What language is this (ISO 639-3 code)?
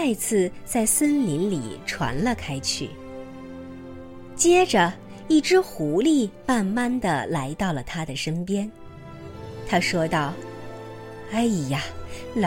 zho